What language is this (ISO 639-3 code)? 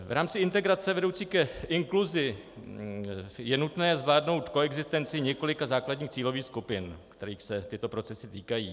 ces